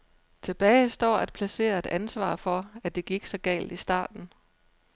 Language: Danish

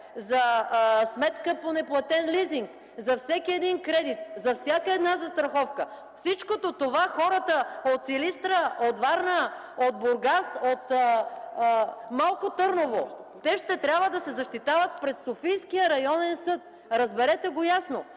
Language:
Bulgarian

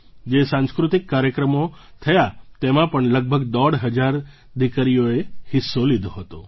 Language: Gujarati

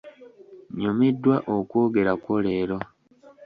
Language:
Ganda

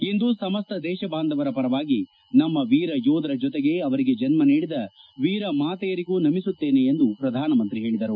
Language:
Kannada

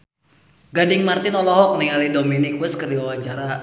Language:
Sundanese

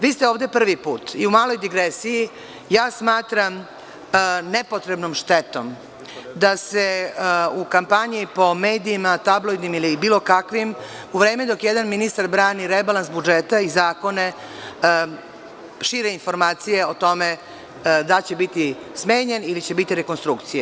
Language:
Serbian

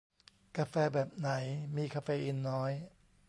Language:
Thai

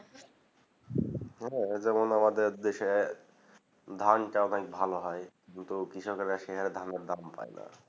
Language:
Bangla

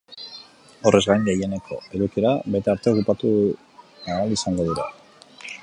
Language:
Basque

